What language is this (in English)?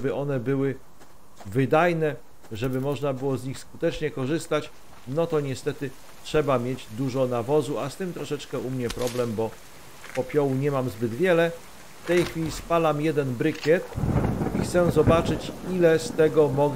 Polish